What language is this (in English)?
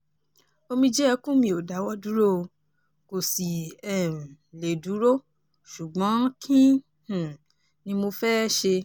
Yoruba